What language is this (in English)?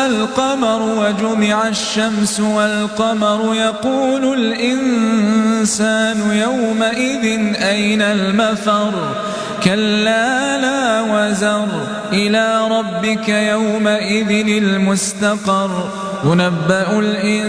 Arabic